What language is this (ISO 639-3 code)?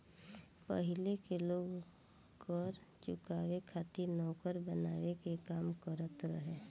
bho